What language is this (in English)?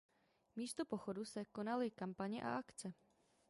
Czech